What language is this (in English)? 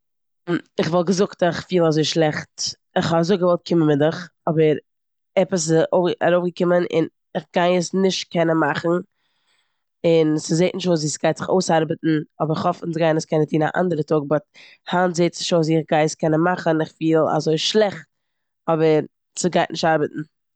Yiddish